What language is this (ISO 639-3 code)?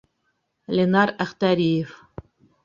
bak